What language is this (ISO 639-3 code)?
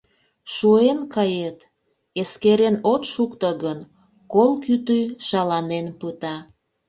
chm